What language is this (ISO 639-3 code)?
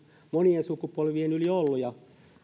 fin